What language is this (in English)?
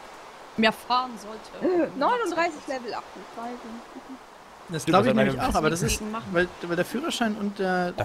German